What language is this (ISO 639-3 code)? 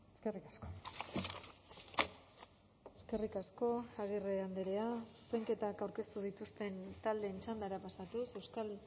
eus